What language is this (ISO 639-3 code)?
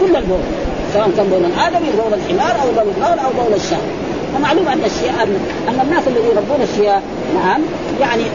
ara